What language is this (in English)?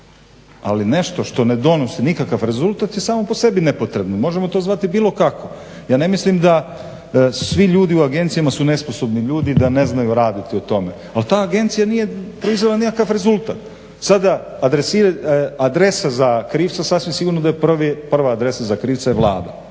Croatian